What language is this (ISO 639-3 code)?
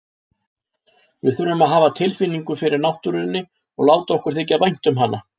isl